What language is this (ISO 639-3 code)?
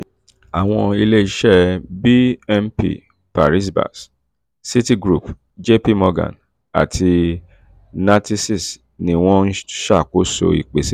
yor